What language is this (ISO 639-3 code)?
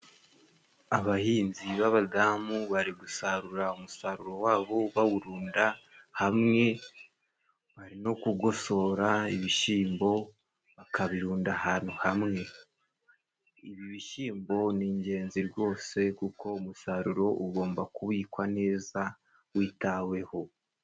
kin